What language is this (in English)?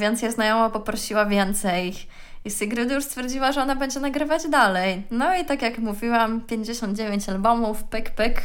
Polish